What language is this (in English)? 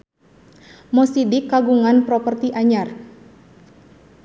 Sundanese